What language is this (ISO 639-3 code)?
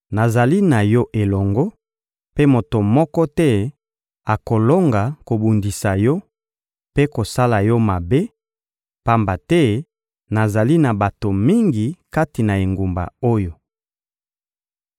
lin